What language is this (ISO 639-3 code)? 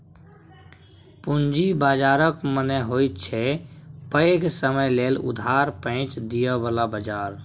mai